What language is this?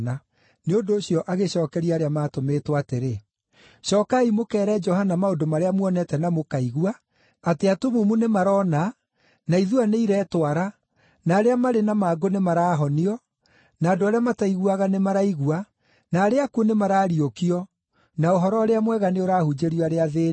Kikuyu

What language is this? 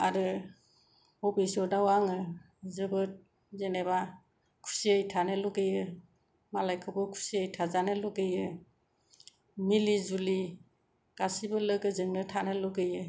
Bodo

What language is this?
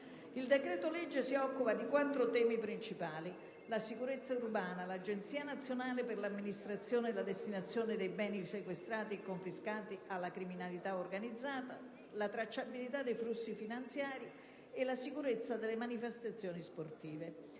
Italian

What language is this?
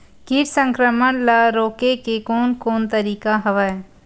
Chhattisgarhi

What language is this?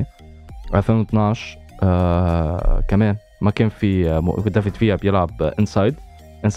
Arabic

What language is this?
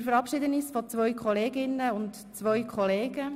Swiss German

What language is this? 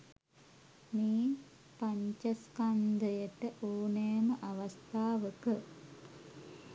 Sinhala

